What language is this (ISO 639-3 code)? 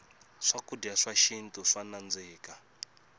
tso